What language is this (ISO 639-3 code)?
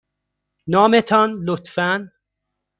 fas